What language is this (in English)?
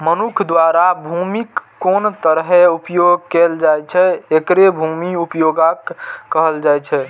Maithili